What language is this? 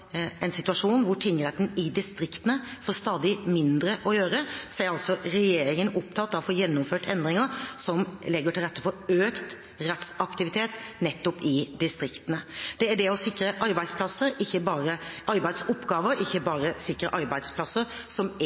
Norwegian Bokmål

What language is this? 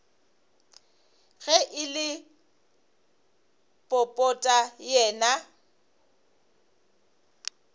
Northern Sotho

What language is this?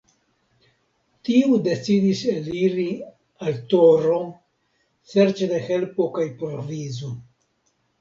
Esperanto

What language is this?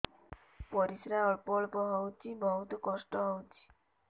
Odia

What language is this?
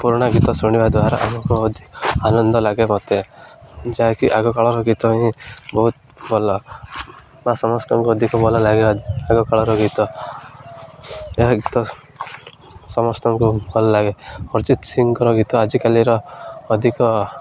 Odia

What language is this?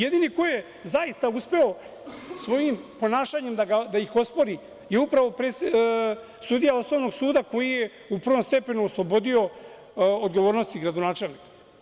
Serbian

